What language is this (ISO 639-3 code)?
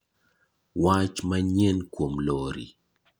luo